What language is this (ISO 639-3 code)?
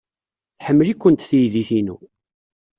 kab